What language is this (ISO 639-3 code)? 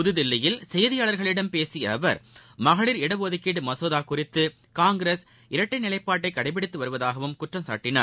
tam